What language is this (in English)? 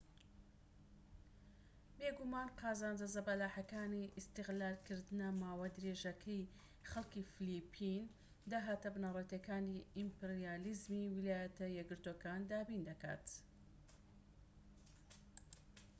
Central Kurdish